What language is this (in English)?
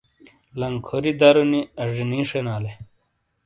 Shina